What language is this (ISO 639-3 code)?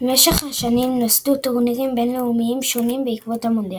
heb